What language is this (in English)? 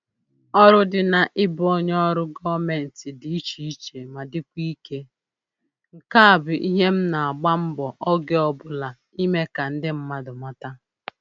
Igbo